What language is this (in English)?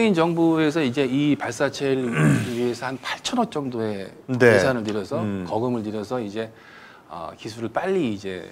Korean